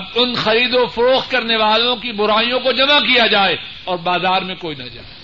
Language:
Urdu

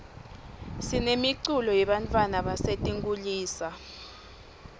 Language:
Swati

